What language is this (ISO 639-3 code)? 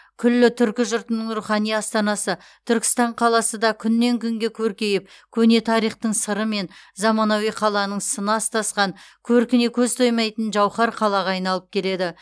kaz